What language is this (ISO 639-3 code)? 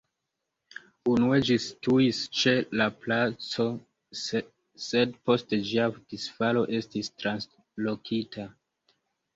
epo